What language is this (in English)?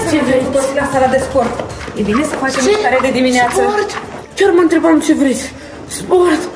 Romanian